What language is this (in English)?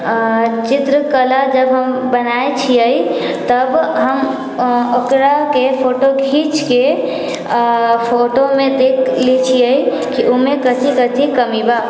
Maithili